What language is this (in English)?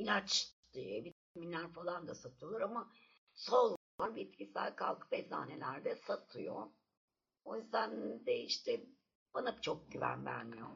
Turkish